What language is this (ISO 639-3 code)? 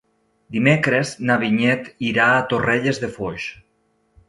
cat